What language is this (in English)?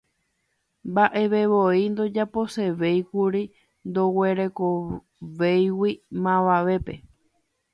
Guarani